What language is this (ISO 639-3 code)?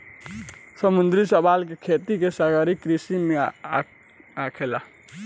bho